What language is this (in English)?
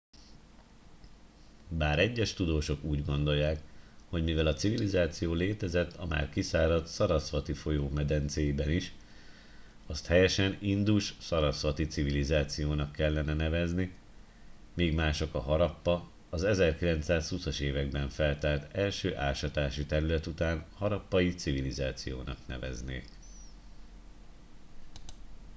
Hungarian